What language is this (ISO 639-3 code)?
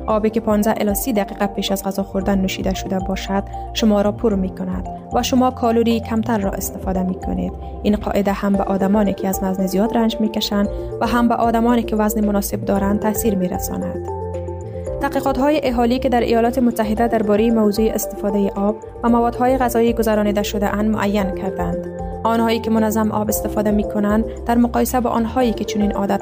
fas